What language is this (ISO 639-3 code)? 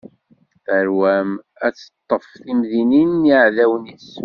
kab